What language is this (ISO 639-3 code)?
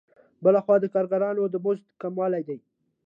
pus